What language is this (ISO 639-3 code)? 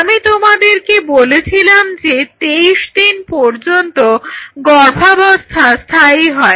ben